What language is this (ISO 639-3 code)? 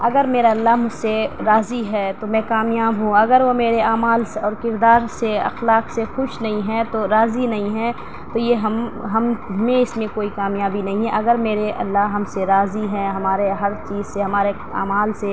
urd